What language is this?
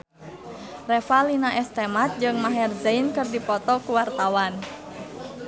Sundanese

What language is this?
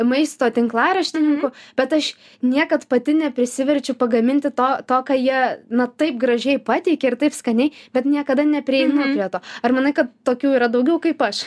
Lithuanian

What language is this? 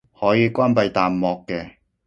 Cantonese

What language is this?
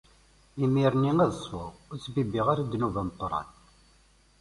Kabyle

